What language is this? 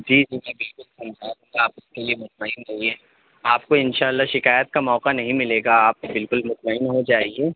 Urdu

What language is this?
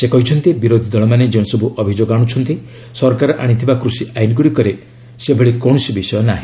Odia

